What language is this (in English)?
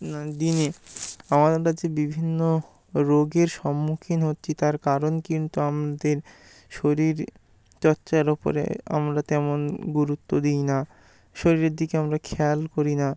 Bangla